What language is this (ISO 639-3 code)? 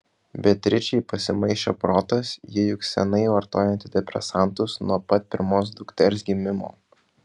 lit